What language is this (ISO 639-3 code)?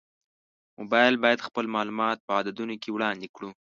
pus